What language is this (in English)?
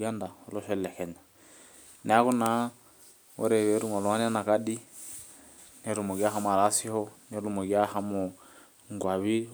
Masai